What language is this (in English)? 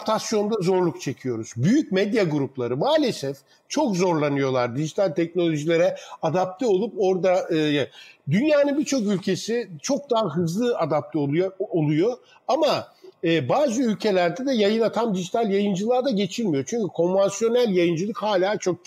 Turkish